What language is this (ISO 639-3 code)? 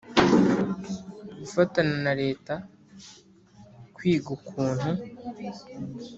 kin